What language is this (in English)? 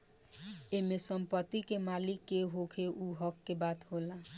Bhojpuri